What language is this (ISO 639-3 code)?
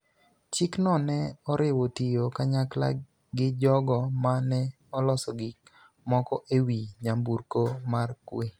luo